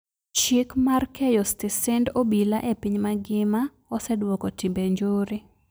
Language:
Luo (Kenya and Tanzania)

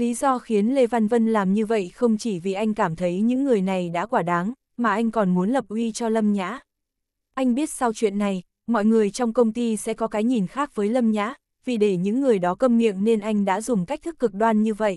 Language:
Vietnamese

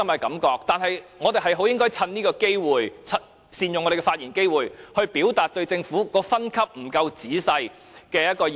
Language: Cantonese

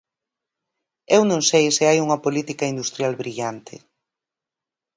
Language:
Galician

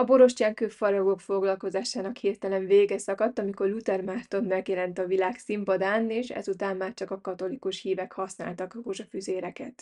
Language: Hungarian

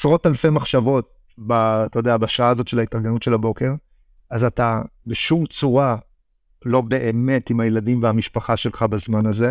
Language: Hebrew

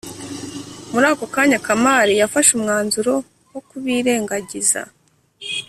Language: Kinyarwanda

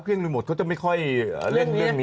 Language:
Thai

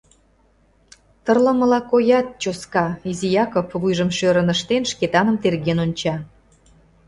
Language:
Mari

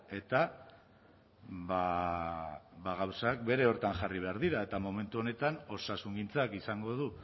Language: Basque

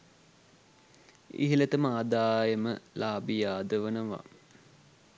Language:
Sinhala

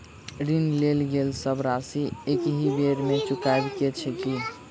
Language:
Maithili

